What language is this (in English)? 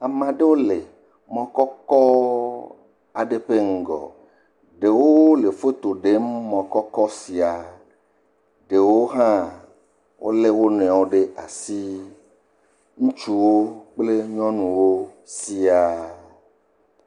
Ewe